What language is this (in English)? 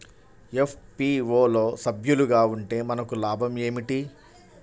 Telugu